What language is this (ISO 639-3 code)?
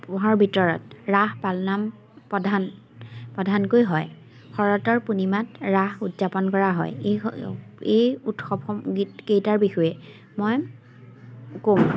asm